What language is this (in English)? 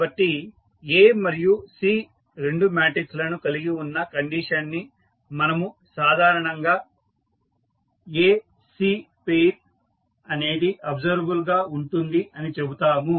Telugu